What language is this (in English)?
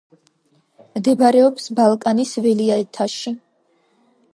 Georgian